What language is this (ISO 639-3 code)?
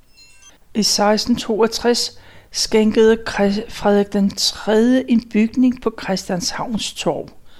dan